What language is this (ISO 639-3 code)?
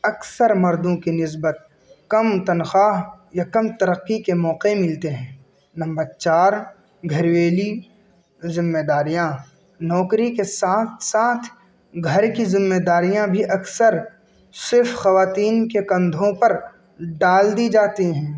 urd